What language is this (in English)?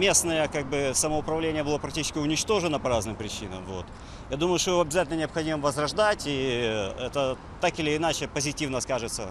Russian